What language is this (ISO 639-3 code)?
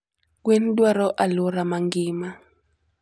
luo